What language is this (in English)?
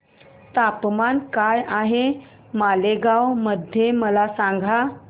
Marathi